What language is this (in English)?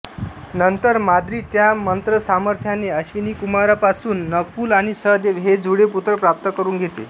Marathi